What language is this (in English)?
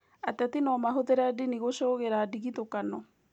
Kikuyu